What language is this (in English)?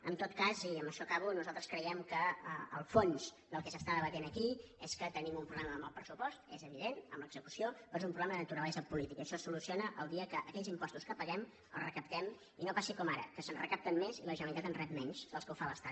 Catalan